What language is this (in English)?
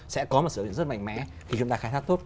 Vietnamese